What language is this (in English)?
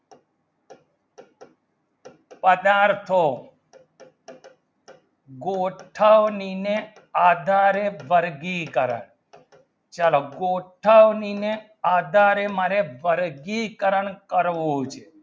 Gujarati